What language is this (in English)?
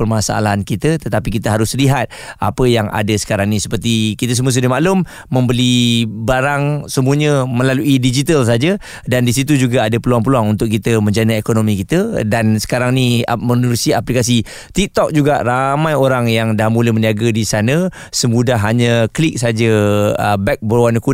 Malay